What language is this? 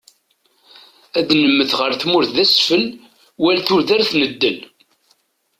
Kabyle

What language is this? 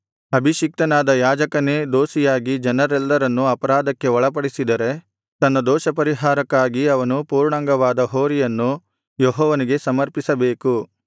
Kannada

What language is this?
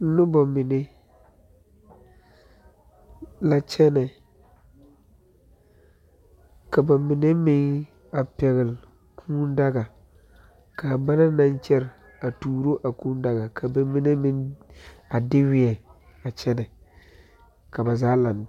Southern Dagaare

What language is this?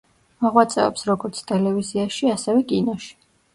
Georgian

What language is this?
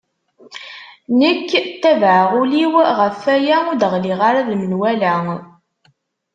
Kabyle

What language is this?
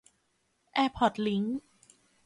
Thai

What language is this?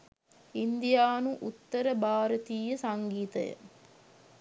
Sinhala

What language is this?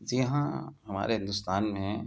Urdu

